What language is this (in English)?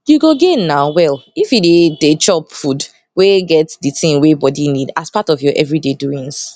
Nigerian Pidgin